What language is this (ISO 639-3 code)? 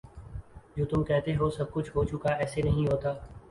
urd